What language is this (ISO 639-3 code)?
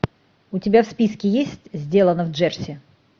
rus